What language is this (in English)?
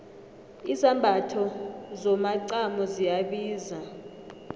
South Ndebele